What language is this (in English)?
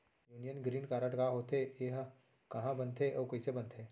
Chhattisgarhi